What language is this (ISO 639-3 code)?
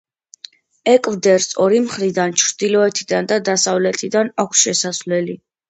kat